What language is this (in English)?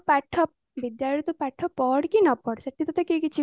Odia